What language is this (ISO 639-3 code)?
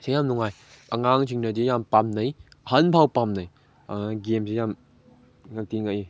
mni